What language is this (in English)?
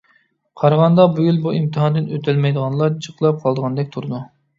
Uyghur